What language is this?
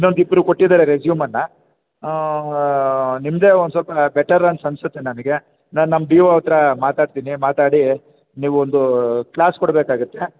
Kannada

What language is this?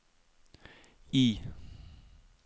Norwegian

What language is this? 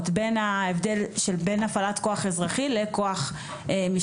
Hebrew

